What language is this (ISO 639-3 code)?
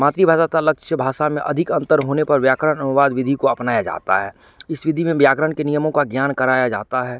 hin